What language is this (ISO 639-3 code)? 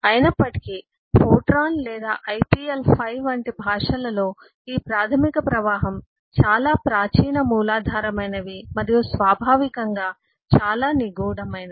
tel